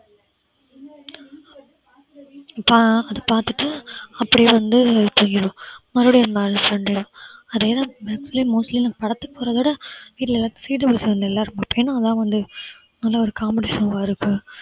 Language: Tamil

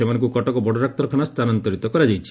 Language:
Odia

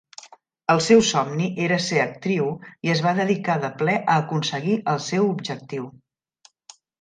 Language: Catalan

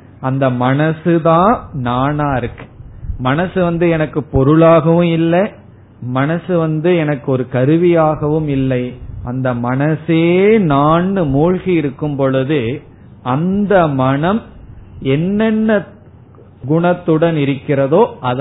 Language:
Tamil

